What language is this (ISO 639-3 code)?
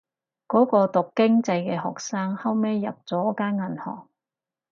yue